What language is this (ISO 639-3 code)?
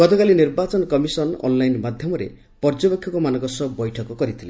ori